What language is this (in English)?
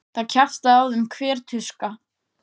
Icelandic